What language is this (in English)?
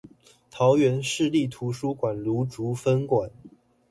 Chinese